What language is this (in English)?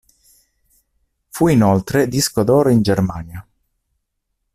Italian